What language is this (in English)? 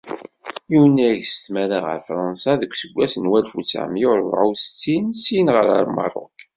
Kabyle